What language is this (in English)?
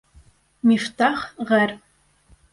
Bashkir